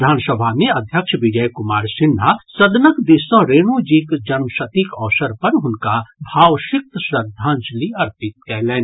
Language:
Maithili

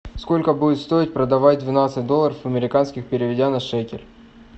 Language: Russian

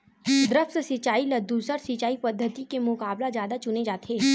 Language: Chhattisgarhi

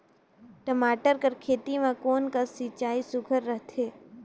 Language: Chhattisgarhi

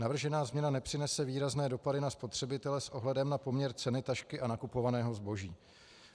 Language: Czech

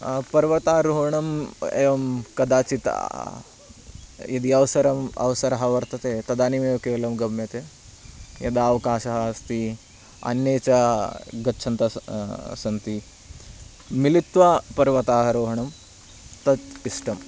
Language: Sanskrit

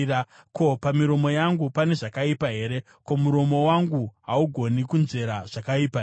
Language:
Shona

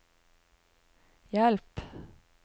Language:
Norwegian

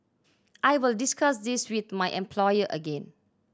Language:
English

